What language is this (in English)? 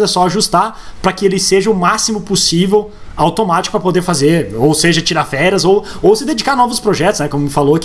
Portuguese